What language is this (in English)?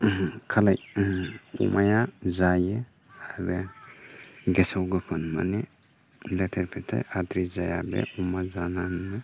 Bodo